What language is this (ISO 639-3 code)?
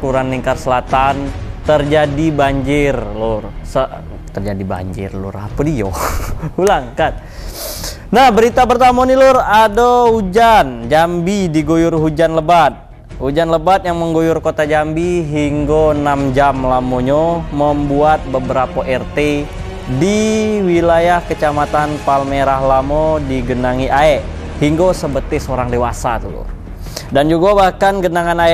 ind